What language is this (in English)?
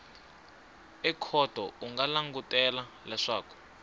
Tsonga